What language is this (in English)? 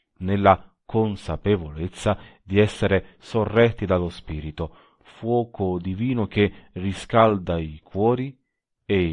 Italian